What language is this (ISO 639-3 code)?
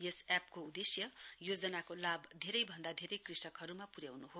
nep